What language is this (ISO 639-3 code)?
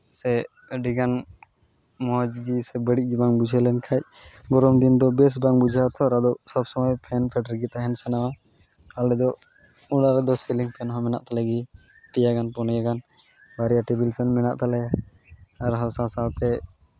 sat